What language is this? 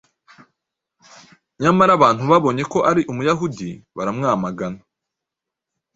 Kinyarwanda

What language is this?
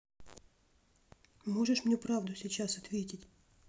Russian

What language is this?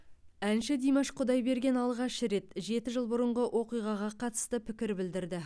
Kazakh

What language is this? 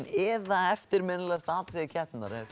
Icelandic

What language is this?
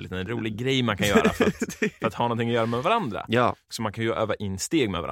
Swedish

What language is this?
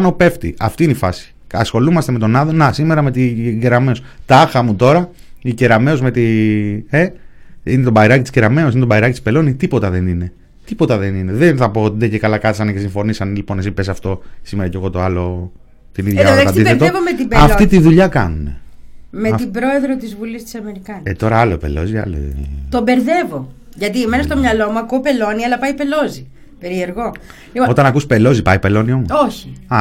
Greek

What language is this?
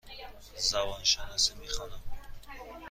Persian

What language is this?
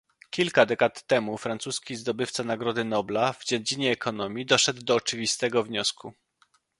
Polish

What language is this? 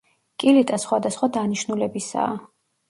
Georgian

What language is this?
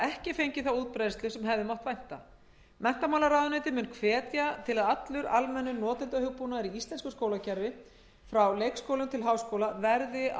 Icelandic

